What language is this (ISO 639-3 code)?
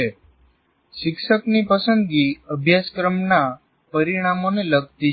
guj